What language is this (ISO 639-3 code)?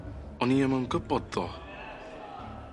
cym